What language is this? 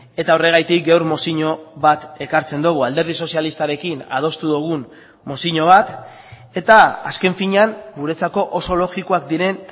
Basque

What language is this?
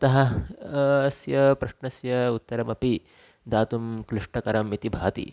Sanskrit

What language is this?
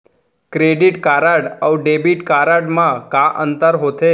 Chhattisgarhi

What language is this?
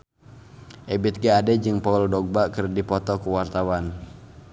Sundanese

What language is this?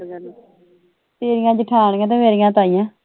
Punjabi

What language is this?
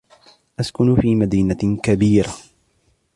Arabic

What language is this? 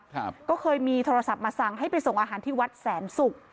Thai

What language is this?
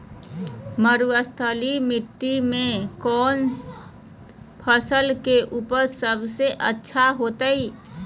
Magahi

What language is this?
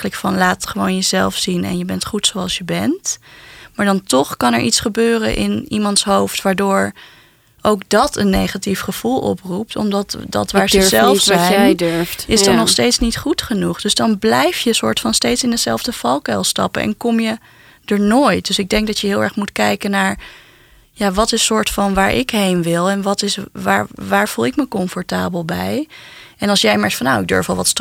Dutch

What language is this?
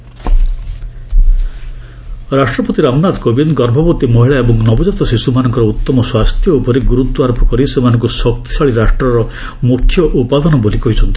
Odia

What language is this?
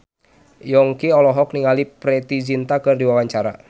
Sundanese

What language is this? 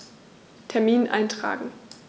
German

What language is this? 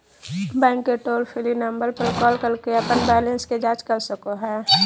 Magahi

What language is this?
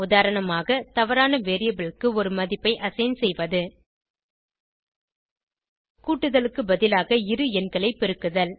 Tamil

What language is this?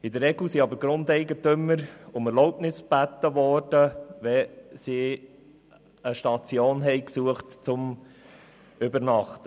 Swiss German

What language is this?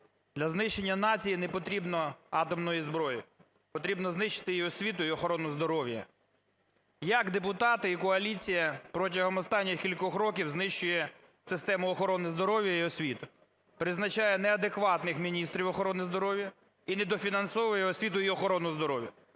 Ukrainian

